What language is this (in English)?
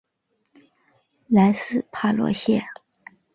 Chinese